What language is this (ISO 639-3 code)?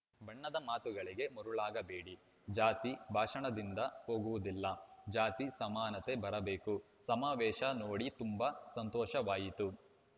kan